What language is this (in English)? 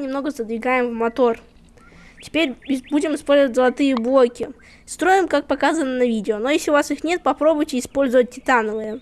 Russian